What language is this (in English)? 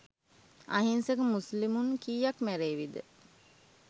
Sinhala